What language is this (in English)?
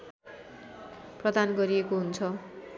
Nepali